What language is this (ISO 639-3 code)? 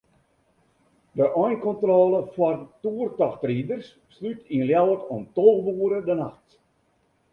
fry